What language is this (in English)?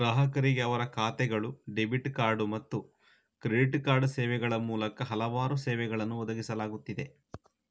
Kannada